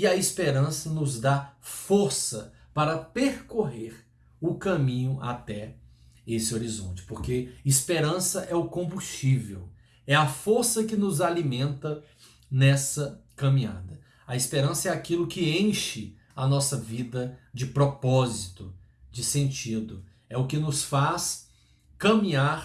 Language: Portuguese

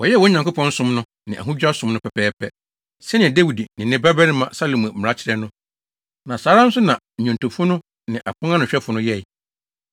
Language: Akan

